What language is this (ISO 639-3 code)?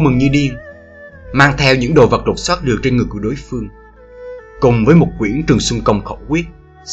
vie